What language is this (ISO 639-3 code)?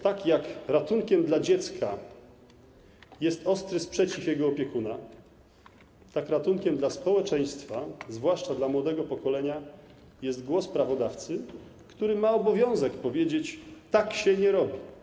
pol